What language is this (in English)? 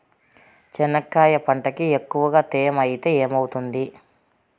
Telugu